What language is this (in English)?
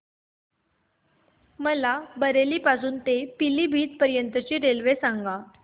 Marathi